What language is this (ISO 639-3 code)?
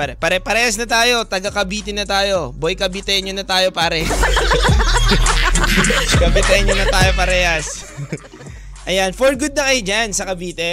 fil